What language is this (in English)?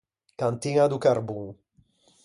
Ligurian